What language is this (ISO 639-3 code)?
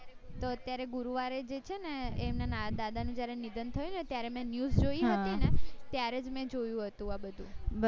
guj